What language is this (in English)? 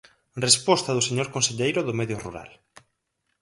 Galician